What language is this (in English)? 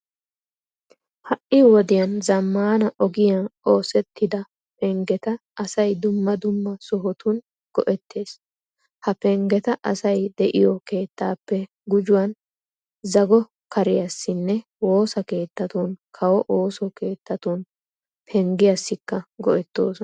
Wolaytta